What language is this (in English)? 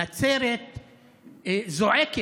Hebrew